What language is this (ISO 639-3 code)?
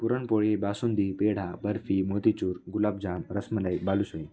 mar